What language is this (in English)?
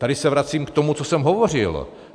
Czech